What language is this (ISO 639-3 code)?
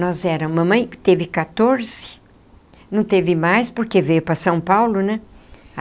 por